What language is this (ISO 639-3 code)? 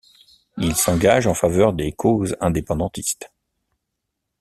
fra